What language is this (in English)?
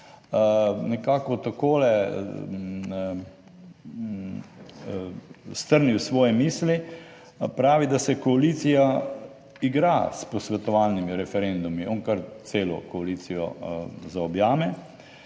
Slovenian